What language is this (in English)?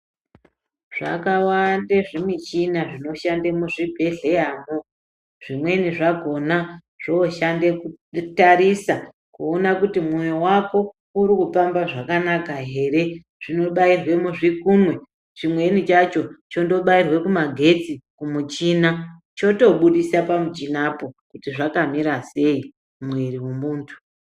Ndau